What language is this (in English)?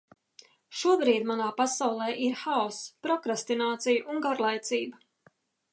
Latvian